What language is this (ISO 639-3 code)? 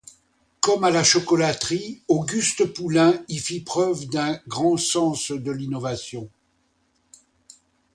fra